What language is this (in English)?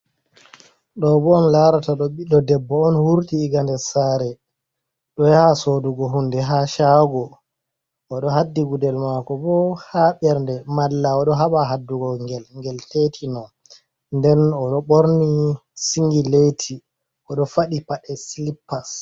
Fula